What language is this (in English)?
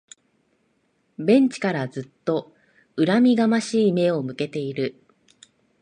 Japanese